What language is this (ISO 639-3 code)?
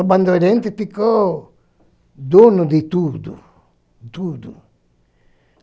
por